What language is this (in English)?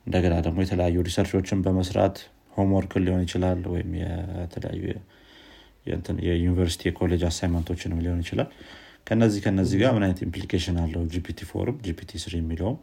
Amharic